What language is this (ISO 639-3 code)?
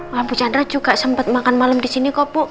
ind